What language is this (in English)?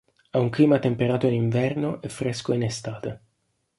Italian